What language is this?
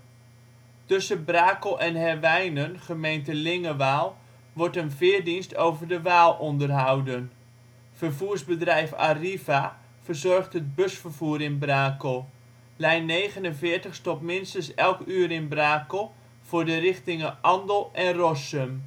Dutch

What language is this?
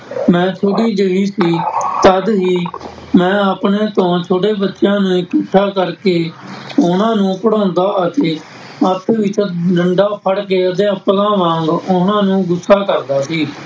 Punjabi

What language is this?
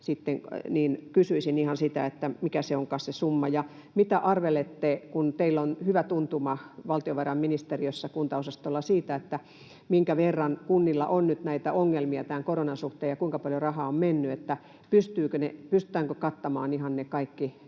Finnish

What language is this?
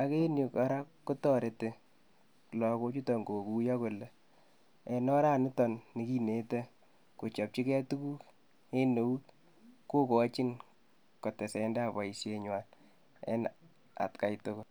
Kalenjin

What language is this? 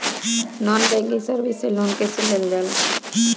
Bhojpuri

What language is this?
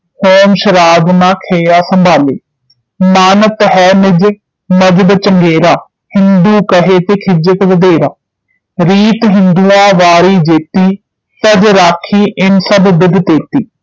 Punjabi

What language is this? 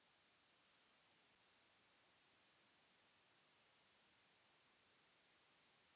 Bhojpuri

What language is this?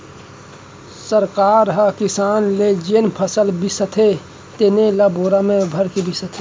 Chhattisgarhi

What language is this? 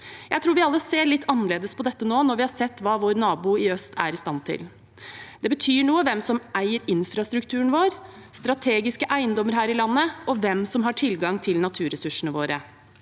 Norwegian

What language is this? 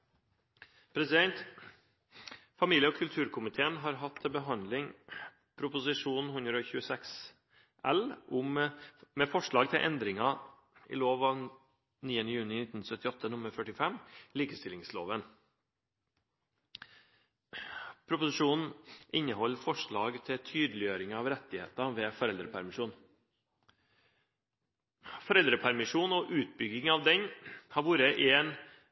Norwegian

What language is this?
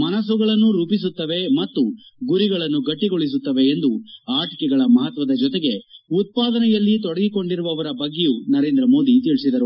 Kannada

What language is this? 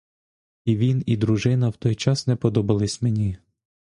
Ukrainian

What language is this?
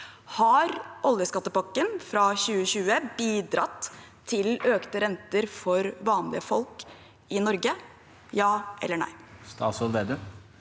Norwegian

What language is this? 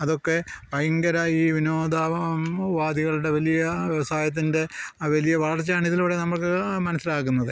Malayalam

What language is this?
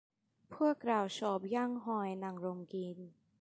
Thai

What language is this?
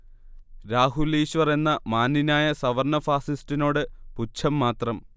Malayalam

